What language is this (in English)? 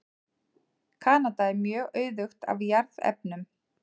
Icelandic